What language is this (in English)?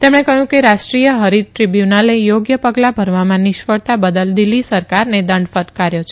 Gujarati